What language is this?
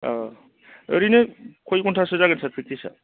Bodo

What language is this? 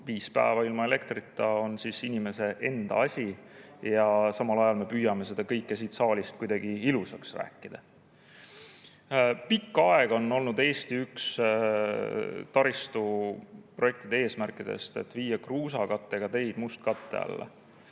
Estonian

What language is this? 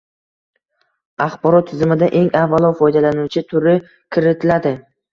Uzbek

